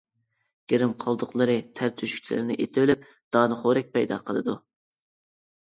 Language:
Uyghur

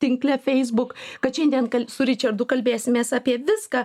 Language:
Lithuanian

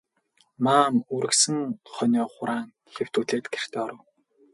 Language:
Mongolian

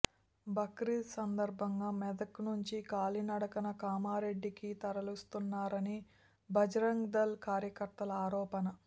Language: Telugu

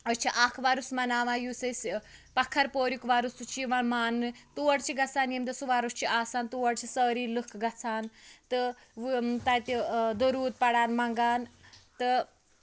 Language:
Kashmiri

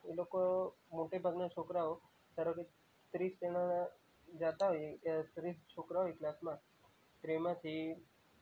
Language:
Gujarati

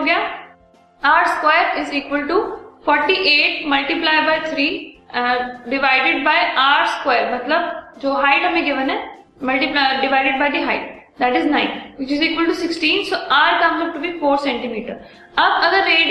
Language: Hindi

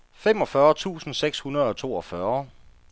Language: Danish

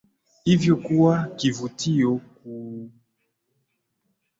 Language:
Swahili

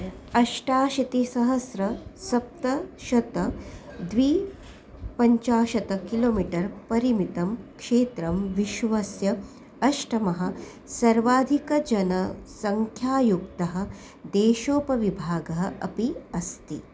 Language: Sanskrit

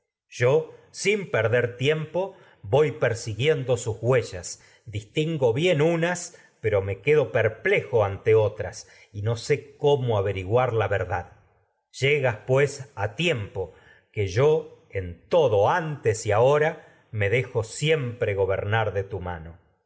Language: Spanish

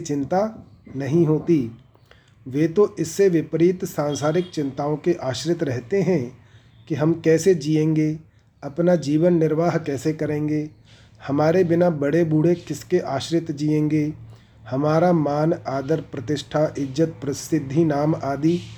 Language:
Hindi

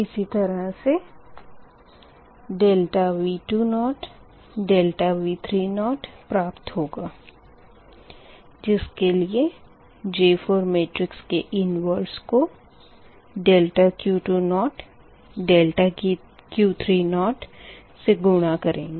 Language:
Hindi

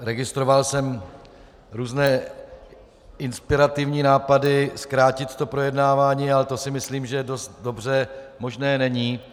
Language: Czech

